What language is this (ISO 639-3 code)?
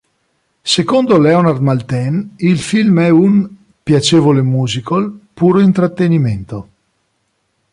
ita